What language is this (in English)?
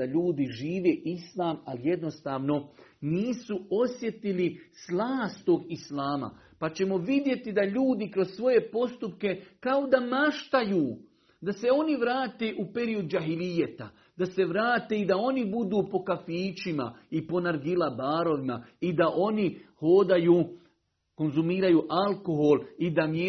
Croatian